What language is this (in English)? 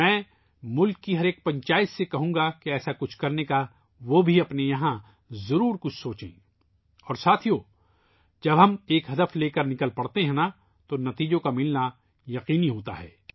Urdu